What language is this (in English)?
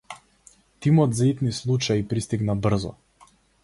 Macedonian